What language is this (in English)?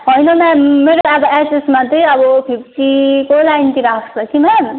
Nepali